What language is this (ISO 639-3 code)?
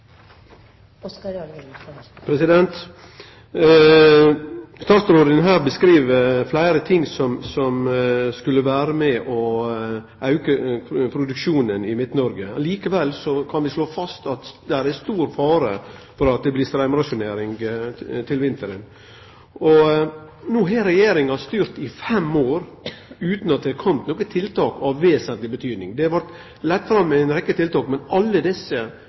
nor